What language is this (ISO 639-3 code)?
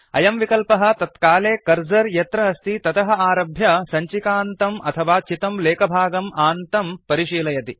san